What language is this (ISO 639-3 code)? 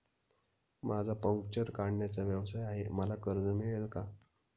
mar